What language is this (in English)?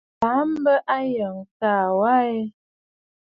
Bafut